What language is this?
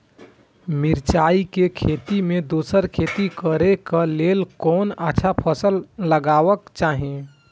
Maithili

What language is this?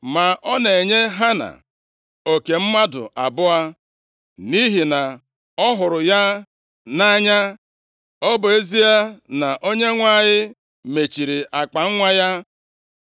Igbo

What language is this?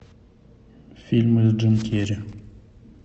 Russian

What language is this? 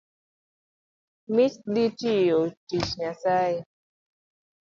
Luo (Kenya and Tanzania)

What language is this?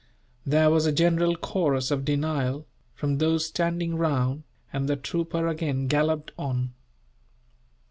English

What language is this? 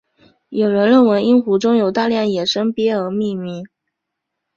Chinese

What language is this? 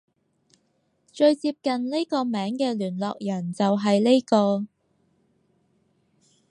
Cantonese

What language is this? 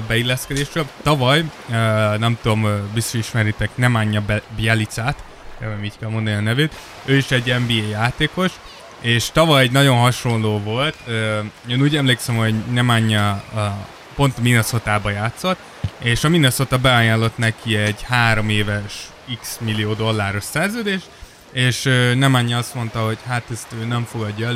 Hungarian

